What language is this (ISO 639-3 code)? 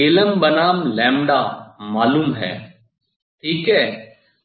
hin